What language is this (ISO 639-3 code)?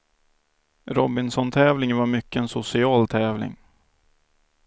swe